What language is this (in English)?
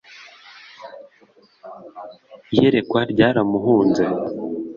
Kinyarwanda